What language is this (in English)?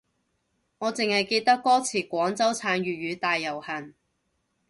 Cantonese